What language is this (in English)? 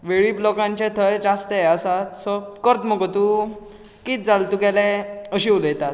Konkani